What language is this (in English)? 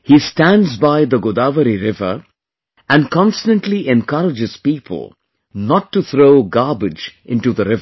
English